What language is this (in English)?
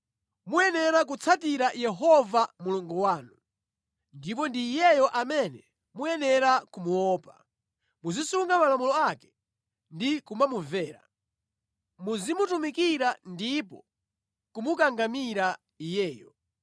Nyanja